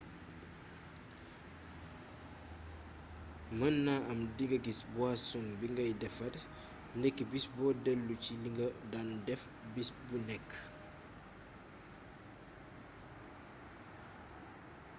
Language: Wolof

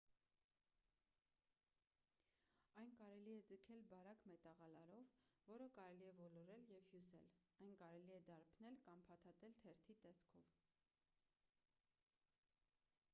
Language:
Armenian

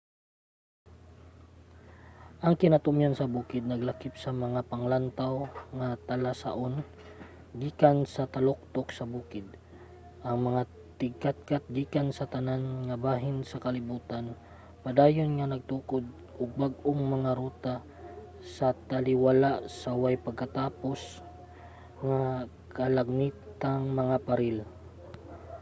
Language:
Cebuano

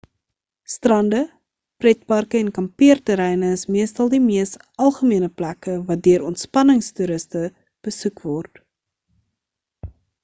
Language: Afrikaans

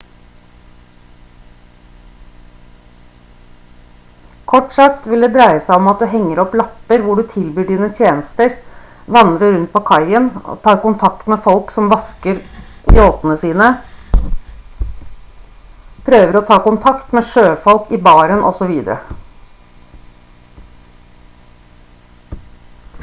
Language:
Norwegian Bokmål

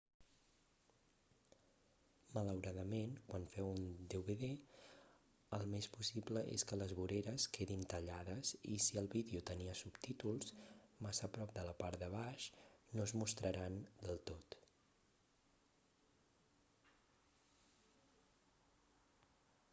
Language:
Catalan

